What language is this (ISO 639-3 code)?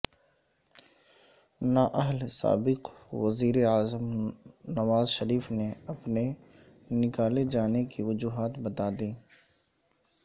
urd